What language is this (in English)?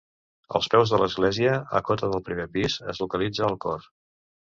Catalan